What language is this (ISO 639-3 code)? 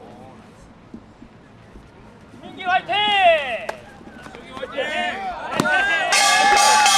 kor